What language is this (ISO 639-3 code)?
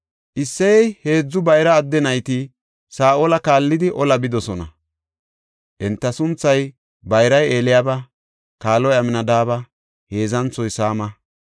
gof